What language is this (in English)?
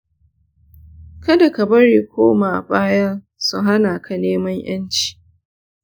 Hausa